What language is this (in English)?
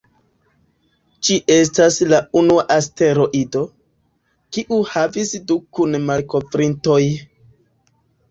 Esperanto